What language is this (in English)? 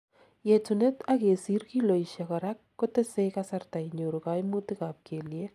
Kalenjin